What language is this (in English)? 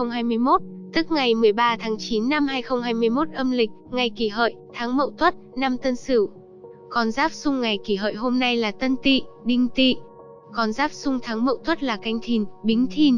Vietnamese